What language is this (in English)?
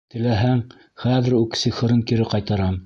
Bashkir